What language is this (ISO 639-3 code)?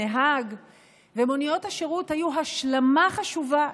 heb